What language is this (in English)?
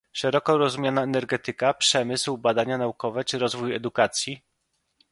Polish